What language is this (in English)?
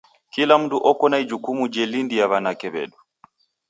Taita